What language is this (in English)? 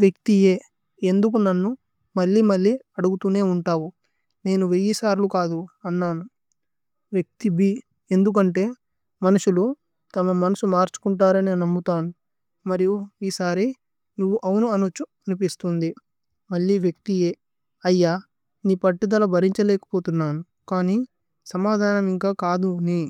Tulu